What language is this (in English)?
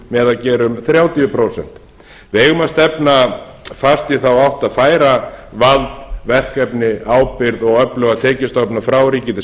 Icelandic